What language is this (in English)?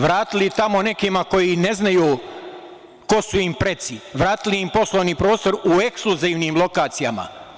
Serbian